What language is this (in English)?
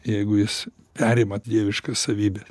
Lithuanian